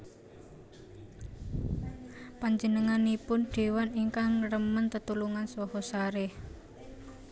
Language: Javanese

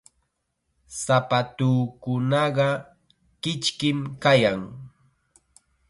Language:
Chiquián Ancash Quechua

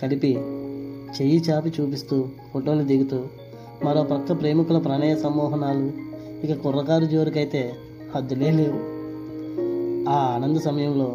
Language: Telugu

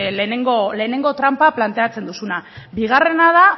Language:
Basque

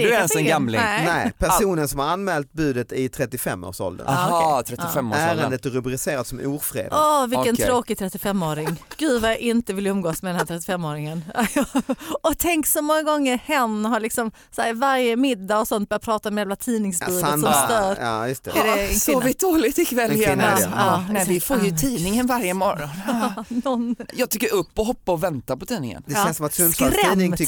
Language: Swedish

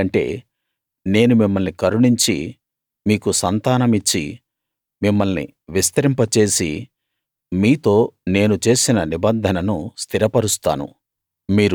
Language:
Telugu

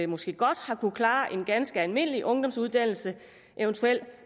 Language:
Danish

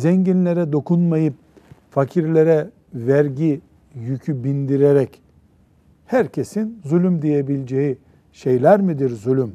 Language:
Turkish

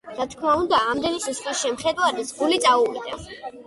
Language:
Georgian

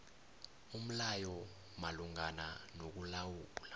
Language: South Ndebele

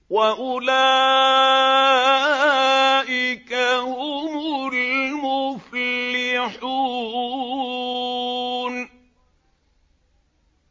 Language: Arabic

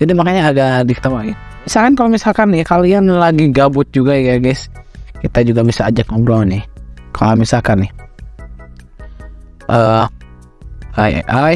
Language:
Indonesian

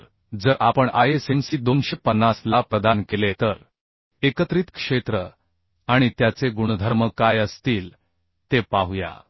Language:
Marathi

